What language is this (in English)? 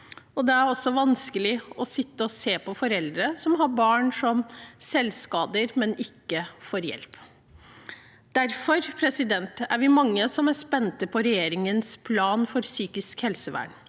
Norwegian